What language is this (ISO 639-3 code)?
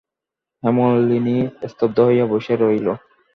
ben